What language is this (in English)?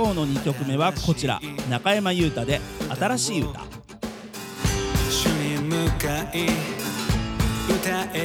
Japanese